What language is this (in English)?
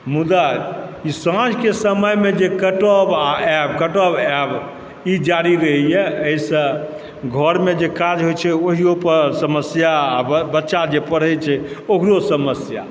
Maithili